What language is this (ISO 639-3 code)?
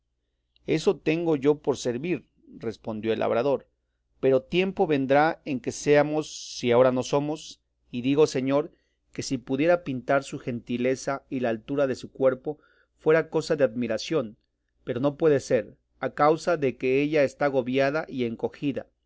spa